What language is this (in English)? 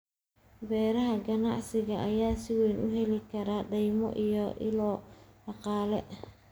Somali